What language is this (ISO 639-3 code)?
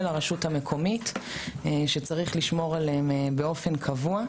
heb